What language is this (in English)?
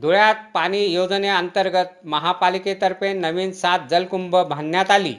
Marathi